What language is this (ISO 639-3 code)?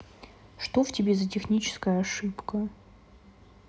rus